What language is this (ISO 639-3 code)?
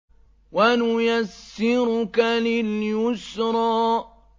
ara